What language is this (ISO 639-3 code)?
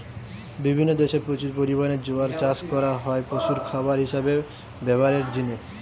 ben